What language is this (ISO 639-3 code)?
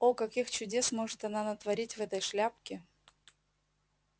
rus